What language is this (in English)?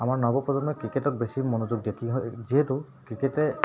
Assamese